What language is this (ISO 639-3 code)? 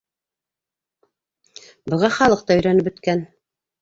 bak